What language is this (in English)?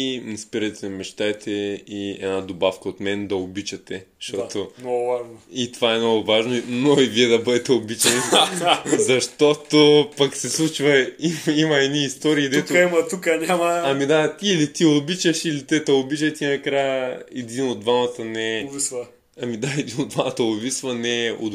Bulgarian